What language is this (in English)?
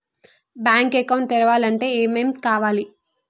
Telugu